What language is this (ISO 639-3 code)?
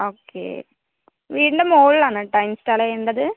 mal